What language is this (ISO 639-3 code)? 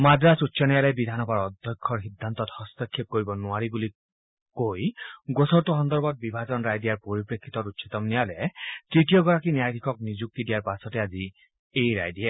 asm